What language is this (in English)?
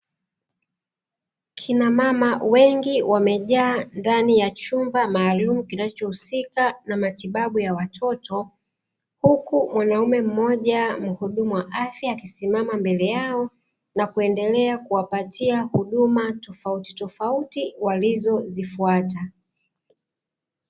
Swahili